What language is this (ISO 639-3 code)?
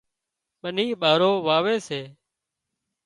kxp